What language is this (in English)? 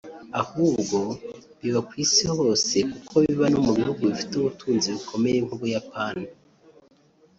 Kinyarwanda